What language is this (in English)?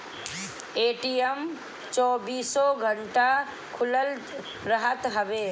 Bhojpuri